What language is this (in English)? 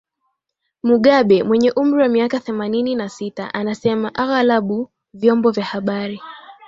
Swahili